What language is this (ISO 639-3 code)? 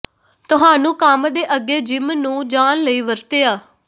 pan